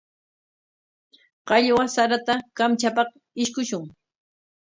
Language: Corongo Ancash Quechua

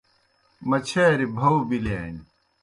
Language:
Kohistani Shina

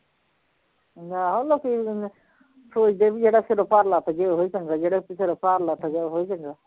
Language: Punjabi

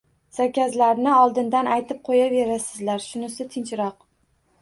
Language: Uzbek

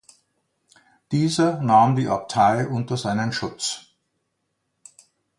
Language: German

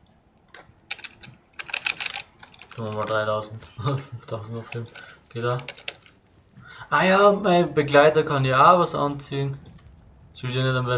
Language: German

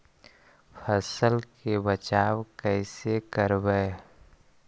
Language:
Magahi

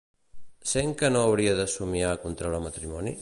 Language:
Catalan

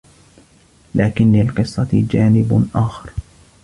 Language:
Arabic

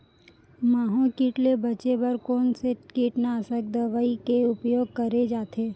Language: Chhattisgarhi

